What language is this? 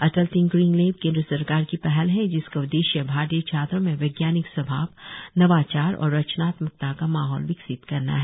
Hindi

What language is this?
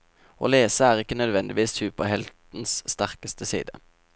Norwegian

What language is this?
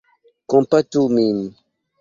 Esperanto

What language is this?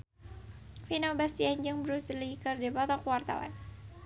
Sundanese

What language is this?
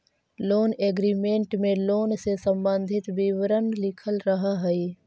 Magahi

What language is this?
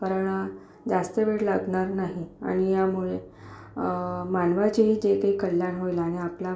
Marathi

